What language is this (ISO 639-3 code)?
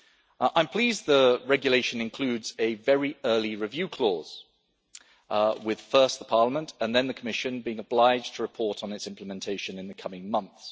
eng